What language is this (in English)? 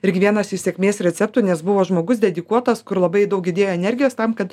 Lithuanian